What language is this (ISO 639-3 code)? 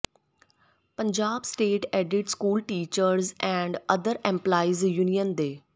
pan